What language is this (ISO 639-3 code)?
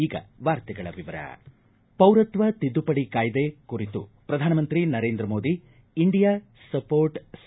kan